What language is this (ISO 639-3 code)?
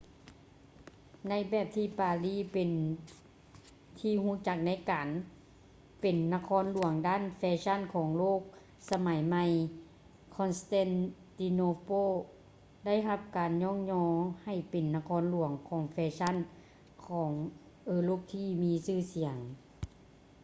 lao